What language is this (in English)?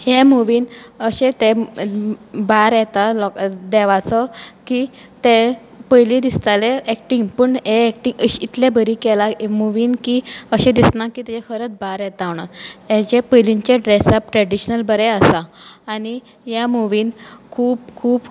Konkani